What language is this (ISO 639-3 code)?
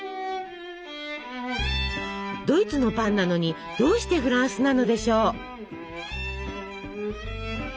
jpn